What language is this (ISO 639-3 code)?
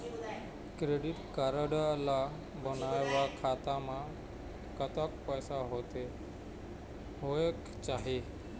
hne